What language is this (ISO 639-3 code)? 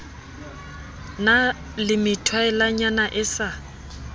sot